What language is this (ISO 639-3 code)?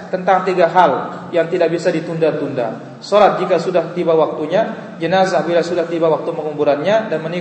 ind